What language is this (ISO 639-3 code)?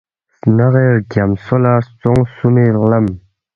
bft